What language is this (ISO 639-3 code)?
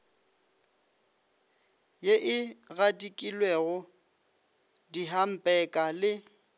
nso